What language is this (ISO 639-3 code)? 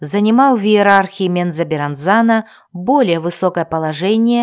rus